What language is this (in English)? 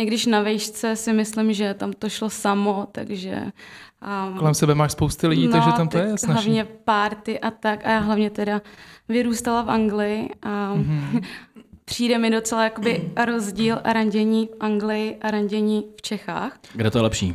Czech